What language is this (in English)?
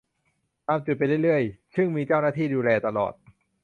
Thai